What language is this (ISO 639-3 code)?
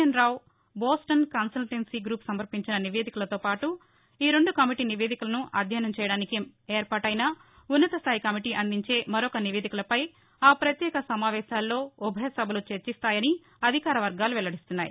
tel